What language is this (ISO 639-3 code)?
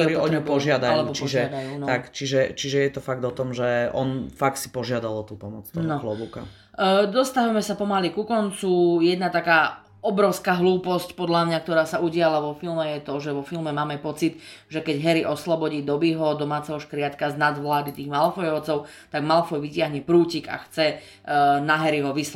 slk